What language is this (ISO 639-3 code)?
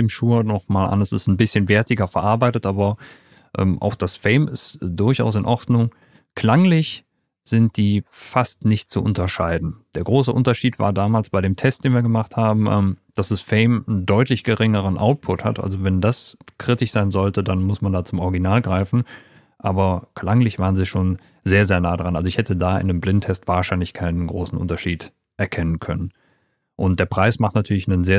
deu